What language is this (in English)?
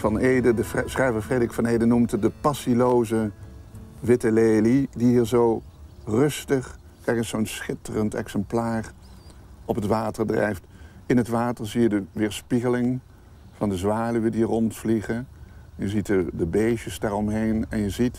Dutch